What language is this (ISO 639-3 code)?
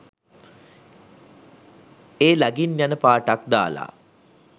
sin